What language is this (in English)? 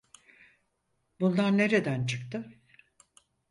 Turkish